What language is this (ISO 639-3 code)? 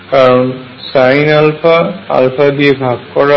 ben